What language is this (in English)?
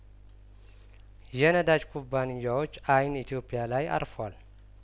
Amharic